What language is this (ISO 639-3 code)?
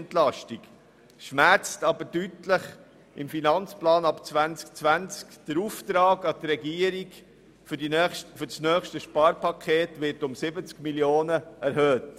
gsw